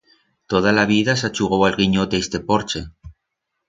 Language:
Aragonese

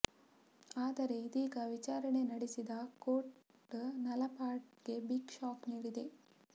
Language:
Kannada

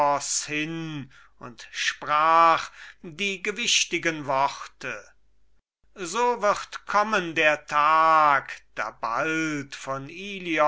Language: German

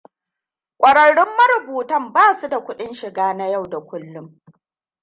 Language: Hausa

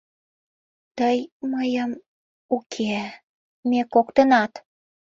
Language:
Mari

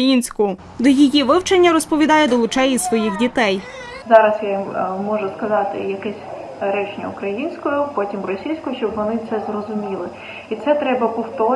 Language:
Ukrainian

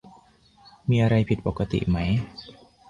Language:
Thai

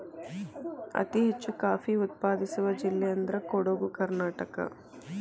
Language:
Kannada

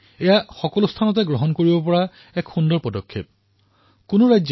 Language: Assamese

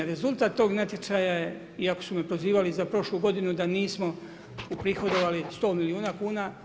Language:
Croatian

